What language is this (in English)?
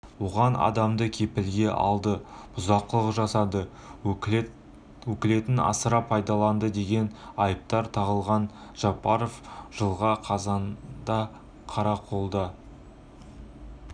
Kazakh